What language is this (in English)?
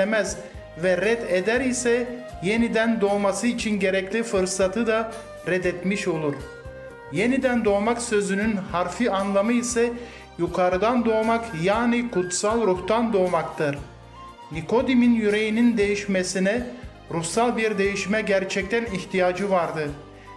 Turkish